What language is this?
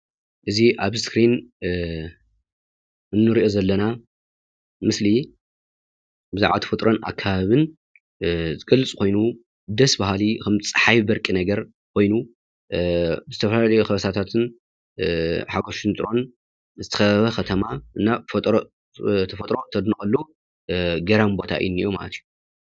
Tigrinya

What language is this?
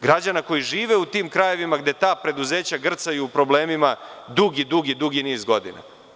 Serbian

